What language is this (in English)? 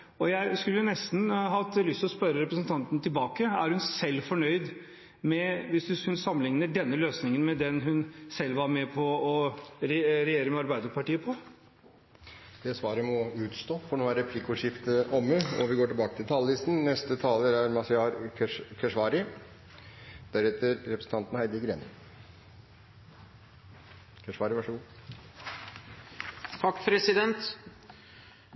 Norwegian